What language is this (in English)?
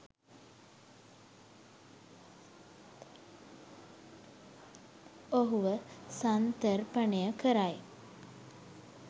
Sinhala